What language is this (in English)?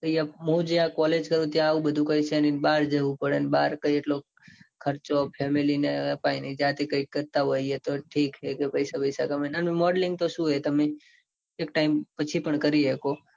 Gujarati